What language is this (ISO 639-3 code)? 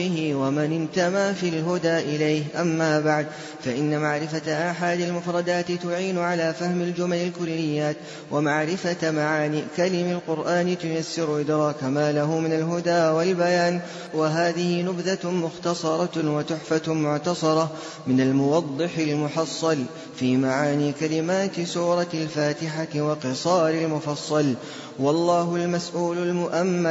ara